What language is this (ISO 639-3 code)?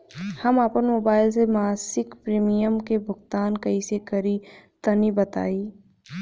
bho